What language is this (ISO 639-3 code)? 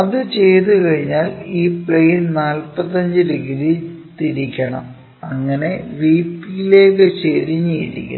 mal